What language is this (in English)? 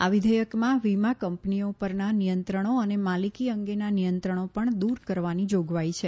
Gujarati